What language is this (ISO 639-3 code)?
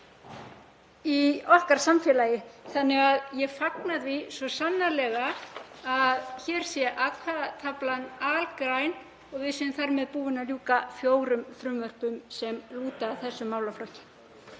isl